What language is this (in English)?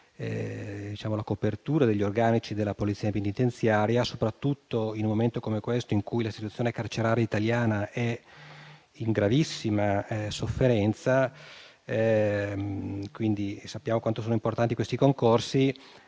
Italian